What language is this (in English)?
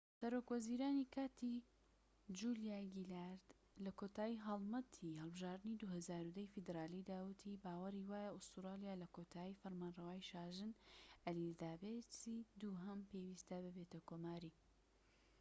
Central Kurdish